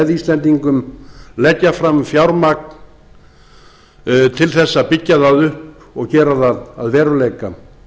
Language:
Icelandic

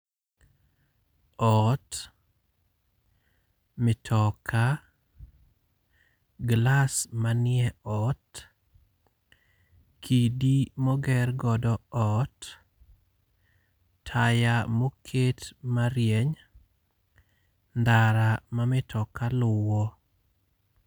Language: Luo (Kenya and Tanzania)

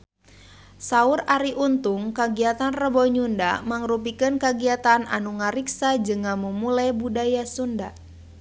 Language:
Sundanese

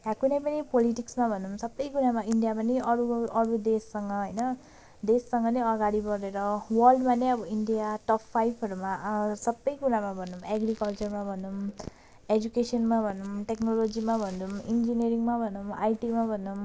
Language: Nepali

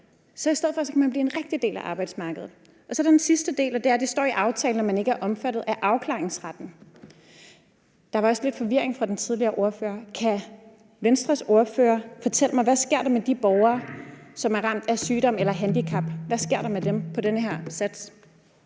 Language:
Danish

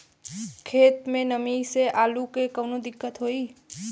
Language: Bhojpuri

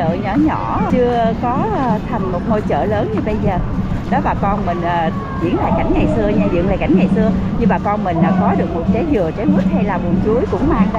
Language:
Vietnamese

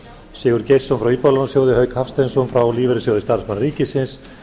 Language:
Icelandic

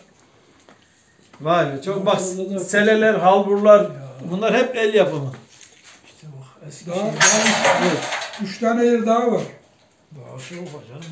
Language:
Turkish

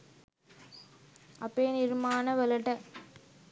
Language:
Sinhala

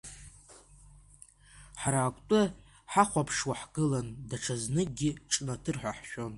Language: Abkhazian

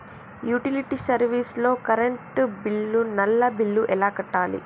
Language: Telugu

